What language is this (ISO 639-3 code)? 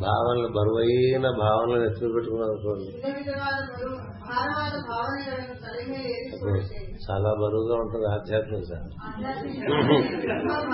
tel